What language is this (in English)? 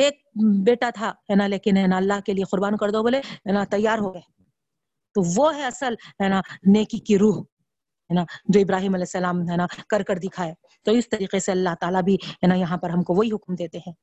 Urdu